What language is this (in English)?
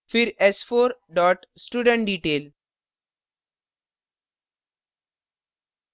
Hindi